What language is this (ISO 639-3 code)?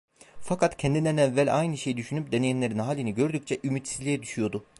tur